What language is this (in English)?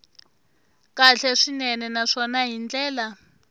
Tsonga